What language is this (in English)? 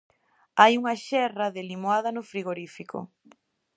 Galician